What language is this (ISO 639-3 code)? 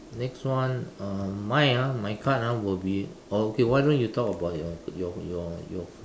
eng